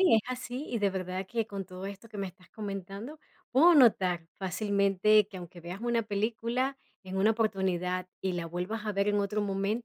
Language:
Spanish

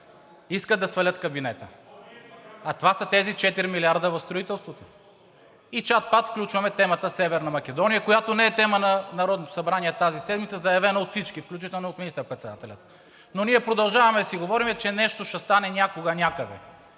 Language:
Bulgarian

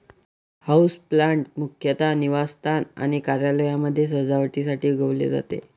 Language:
Marathi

